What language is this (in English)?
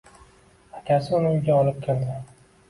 Uzbek